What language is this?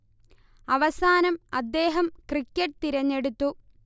Malayalam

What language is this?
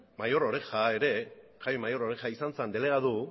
Basque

